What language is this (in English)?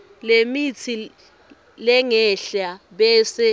Swati